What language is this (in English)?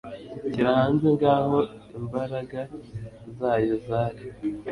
Kinyarwanda